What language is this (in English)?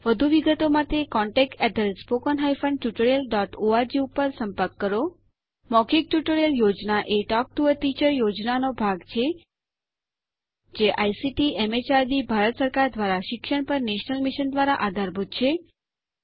Gujarati